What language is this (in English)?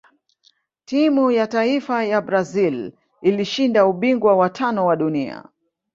Swahili